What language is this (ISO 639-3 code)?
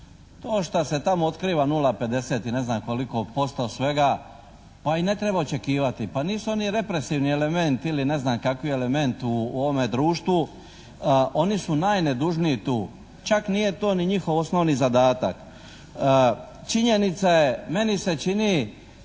hrv